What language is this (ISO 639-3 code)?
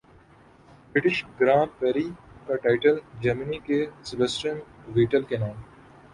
urd